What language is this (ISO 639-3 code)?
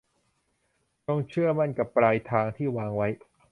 tha